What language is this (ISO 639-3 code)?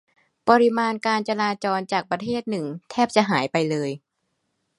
tha